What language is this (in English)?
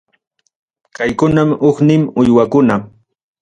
Ayacucho Quechua